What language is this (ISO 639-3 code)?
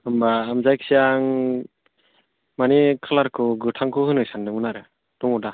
brx